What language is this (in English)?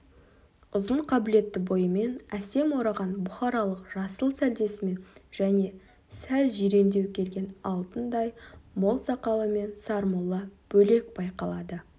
Kazakh